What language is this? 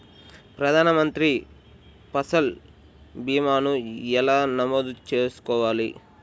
Telugu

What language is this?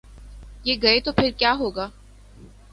Urdu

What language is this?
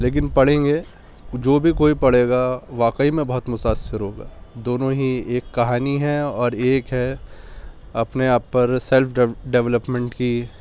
Urdu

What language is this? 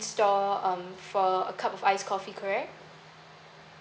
English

